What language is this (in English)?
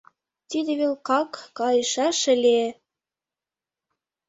Mari